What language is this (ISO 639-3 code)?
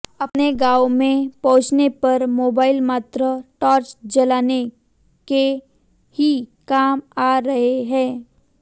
hin